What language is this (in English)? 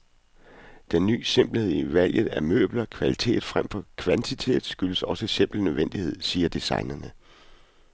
Danish